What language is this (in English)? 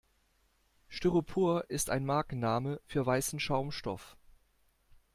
German